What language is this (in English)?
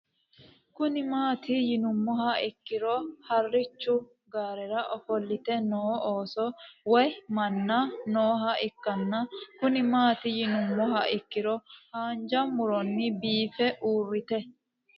Sidamo